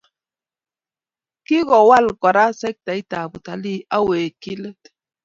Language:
Kalenjin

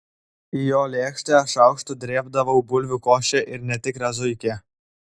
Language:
Lithuanian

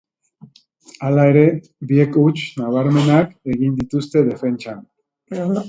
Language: Basque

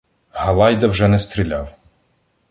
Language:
Ukrainian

